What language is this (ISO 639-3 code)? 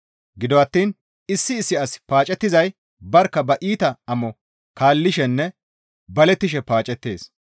gmv